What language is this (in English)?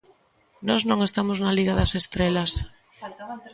Galician